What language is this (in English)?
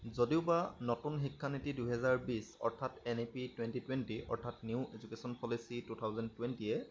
Assamese